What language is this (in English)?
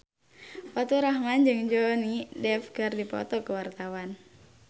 Sundanese